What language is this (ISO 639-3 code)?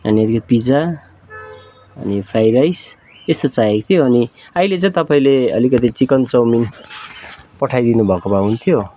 nep